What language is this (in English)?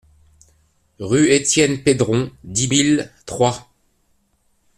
French